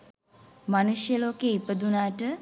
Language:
Sinhala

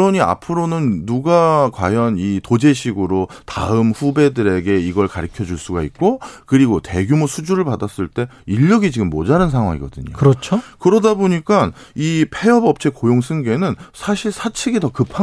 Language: Korean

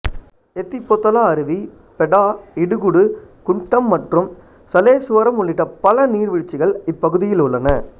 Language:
Tamil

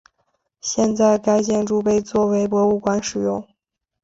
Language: Chinese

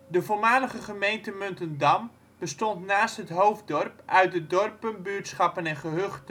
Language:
Dutch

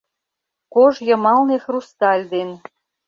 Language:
Mari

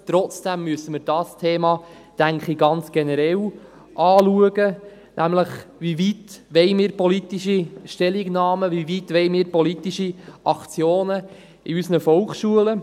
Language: Swiss German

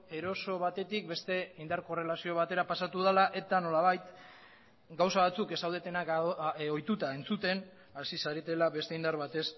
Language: Basque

